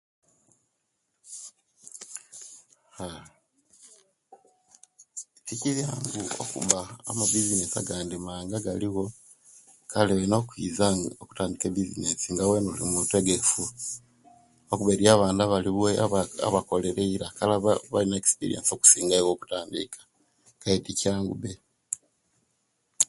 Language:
Kenyi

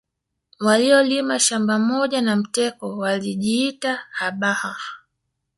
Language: Swahili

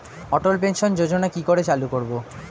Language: Bangla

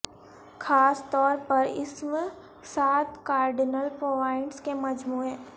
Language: Urdu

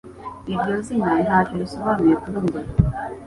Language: Kinyarwanda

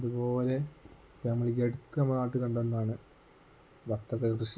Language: Malayalam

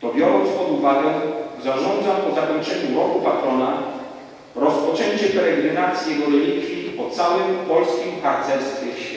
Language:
Polish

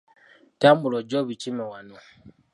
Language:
Ganda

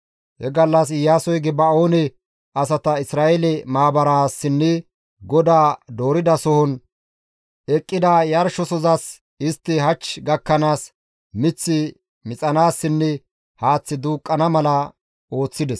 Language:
Gamo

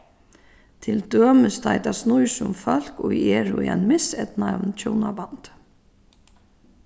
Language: Faroese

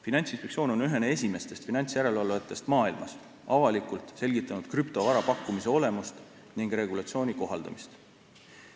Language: Estonian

